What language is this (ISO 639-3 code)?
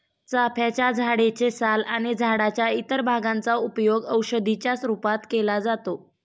mar